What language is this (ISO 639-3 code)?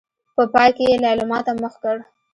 pus